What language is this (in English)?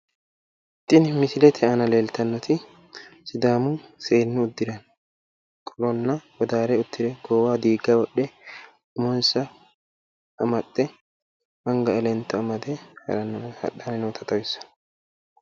Sidamo